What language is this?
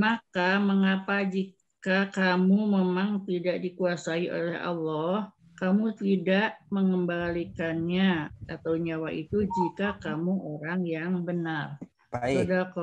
Indonesian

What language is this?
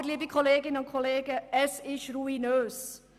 Swiss German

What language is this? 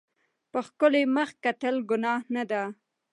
Pashto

